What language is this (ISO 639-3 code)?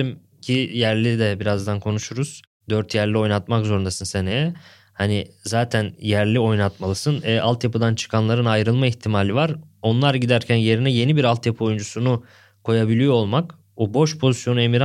tur